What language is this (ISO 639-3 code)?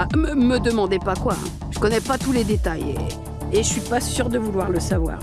fra